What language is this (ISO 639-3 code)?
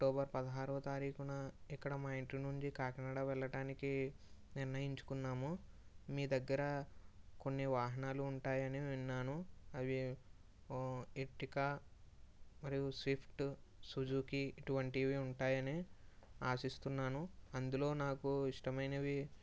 tel